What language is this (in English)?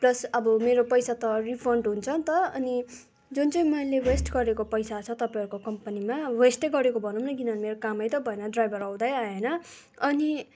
Nepali